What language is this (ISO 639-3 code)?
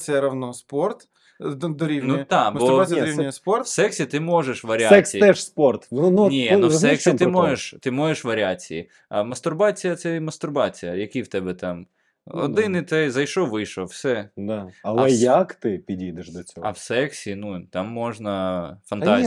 ukr